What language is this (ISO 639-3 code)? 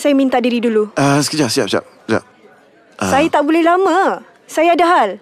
msa